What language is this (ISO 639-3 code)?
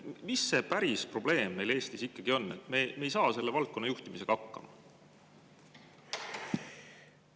est